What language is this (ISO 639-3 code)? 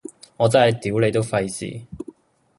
yue